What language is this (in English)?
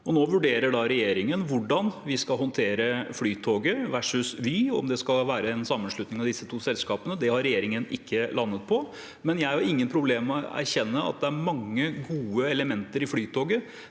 Norwegian